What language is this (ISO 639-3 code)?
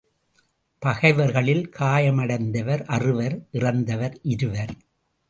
tam